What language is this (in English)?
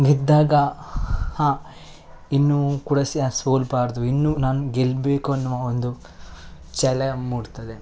Kannada